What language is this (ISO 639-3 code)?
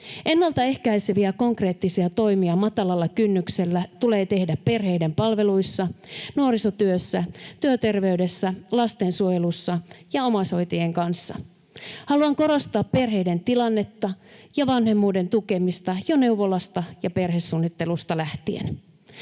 fin